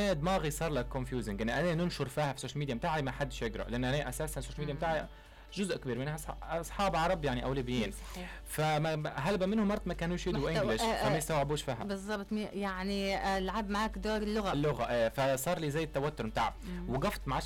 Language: Arabic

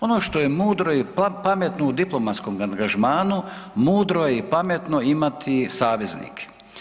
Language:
Croatian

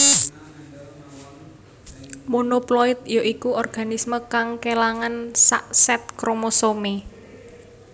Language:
Javanese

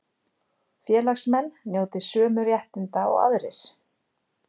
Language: Icelandic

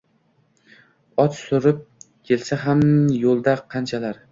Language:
Uzbek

